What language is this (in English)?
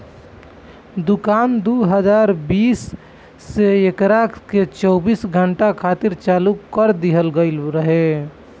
Bhojpuri